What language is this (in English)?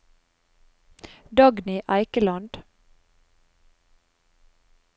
Norwegian